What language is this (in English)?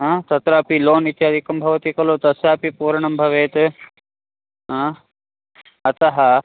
Sanskrit